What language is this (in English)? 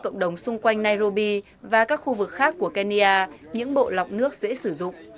Vietnamese